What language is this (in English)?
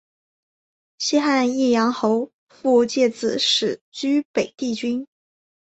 Chinese